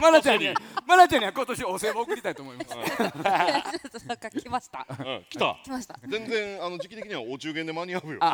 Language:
Japanese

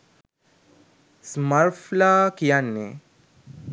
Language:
Sinhala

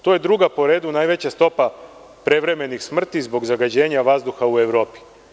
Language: Serbian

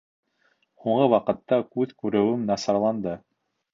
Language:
Bashkir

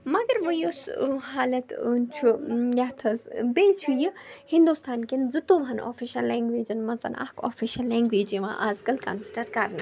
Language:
Kashmiri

